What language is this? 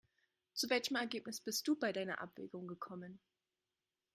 German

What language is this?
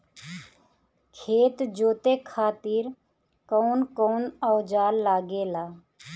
Bhojpuri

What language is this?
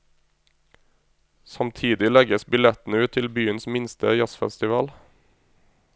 Norwegian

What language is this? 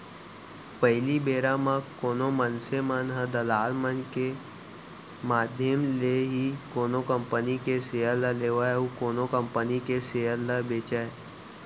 Chhattisgarhi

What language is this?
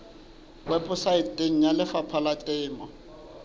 Southern Sotho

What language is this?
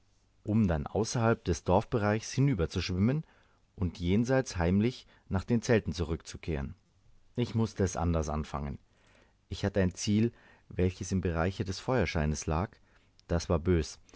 German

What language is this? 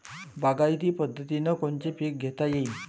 Marathi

